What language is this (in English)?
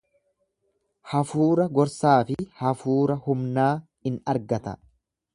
Oromo